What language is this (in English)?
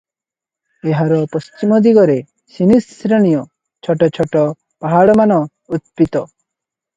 Odia